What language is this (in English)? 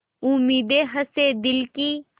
Hindi